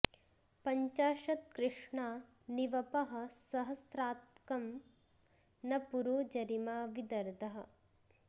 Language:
Sanskrit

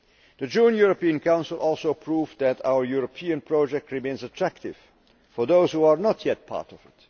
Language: English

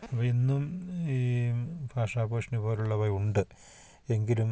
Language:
Malayalam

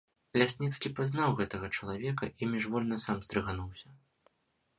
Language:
Belarusian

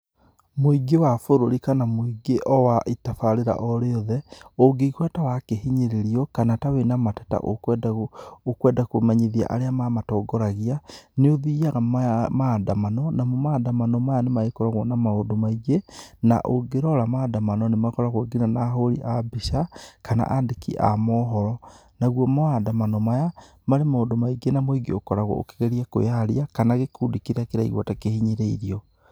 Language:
Kikuyu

